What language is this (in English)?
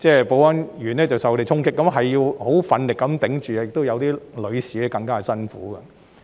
Cantonese